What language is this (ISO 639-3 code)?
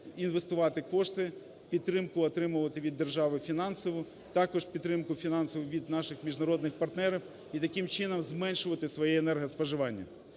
ukr